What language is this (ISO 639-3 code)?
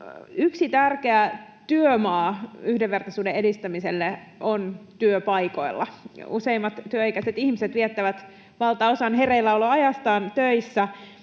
fin